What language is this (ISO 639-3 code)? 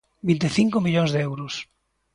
glg